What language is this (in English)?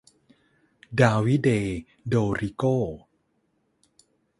Thai